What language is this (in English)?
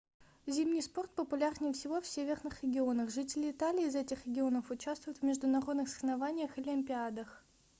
Russian